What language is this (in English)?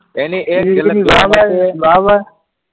Gujarati